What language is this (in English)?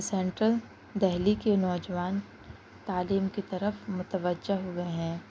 Urdu